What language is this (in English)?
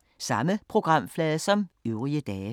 Danish